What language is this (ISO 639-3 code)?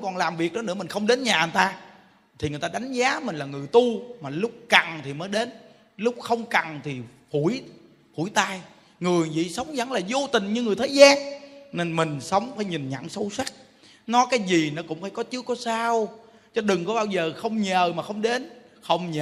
vie